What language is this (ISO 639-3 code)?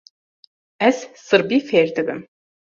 kur